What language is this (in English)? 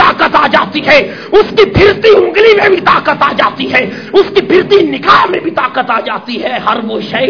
Urdu